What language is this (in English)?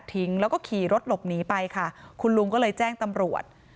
Thai